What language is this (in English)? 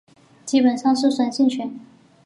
Chinese